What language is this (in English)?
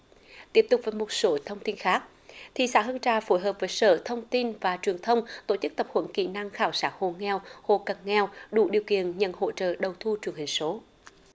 Vietnamese